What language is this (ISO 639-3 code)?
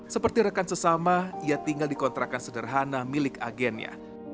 ind